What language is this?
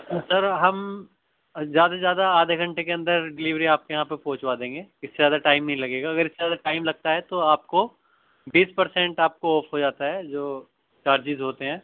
Urdu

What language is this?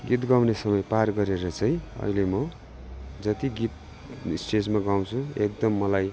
Nepali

